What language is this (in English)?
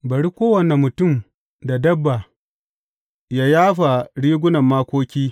Hausa